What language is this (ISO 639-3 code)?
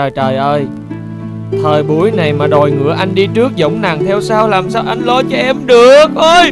vie